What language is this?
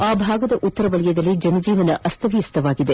Kannada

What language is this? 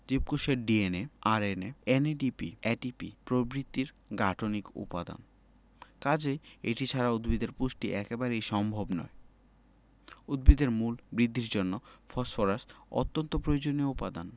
Bangla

